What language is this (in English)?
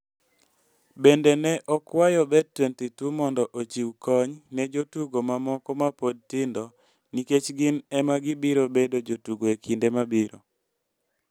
Luo (Kenya and Tanzania)